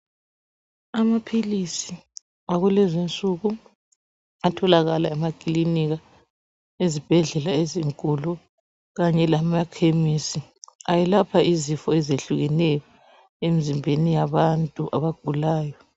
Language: North Ndebele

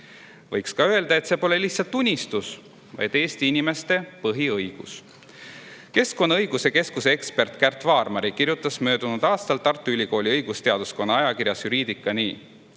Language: Estonian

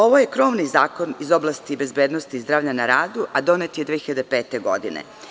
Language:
Serbian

